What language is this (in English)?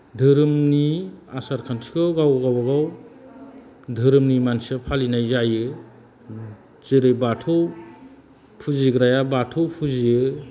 Bodo